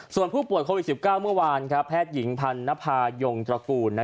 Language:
Thai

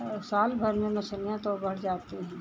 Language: Hindi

